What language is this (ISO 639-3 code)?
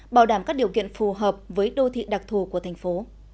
vie